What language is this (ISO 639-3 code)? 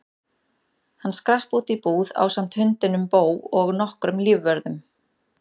isl